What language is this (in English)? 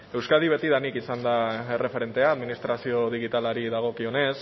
Basque